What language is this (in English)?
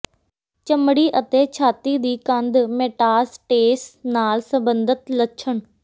Punjabi